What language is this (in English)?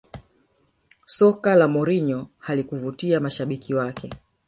Swahili